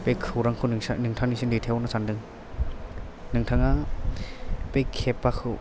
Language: Bodo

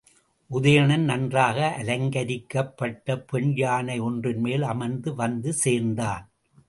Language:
Tamil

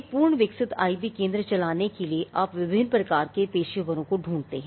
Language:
Hindi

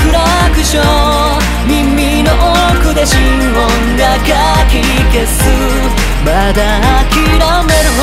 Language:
Japanese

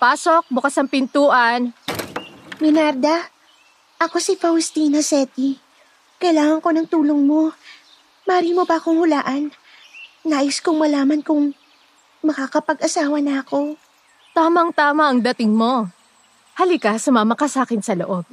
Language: Filipino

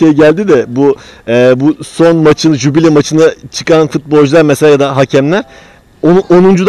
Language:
Turkish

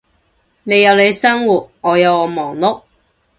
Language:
Cantonese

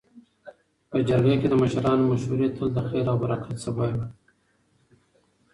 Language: Pashto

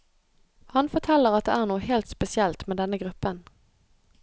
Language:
Norwegian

